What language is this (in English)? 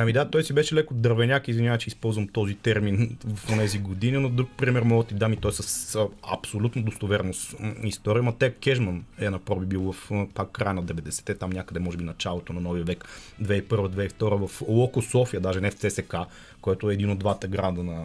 Bulgarian